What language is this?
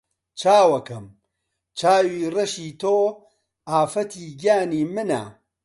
Central Kurdish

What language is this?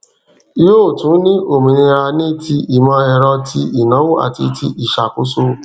Yoruba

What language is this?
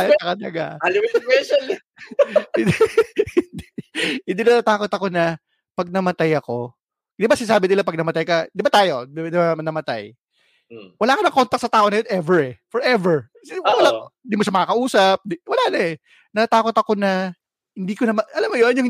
Filipino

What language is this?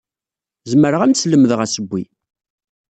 Kabyle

